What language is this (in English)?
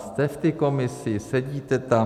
Czech